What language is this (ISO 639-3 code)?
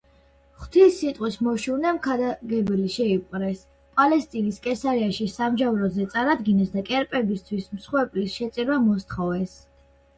kat